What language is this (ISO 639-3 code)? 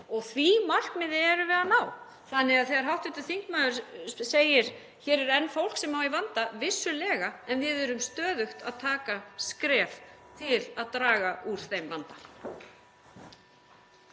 isl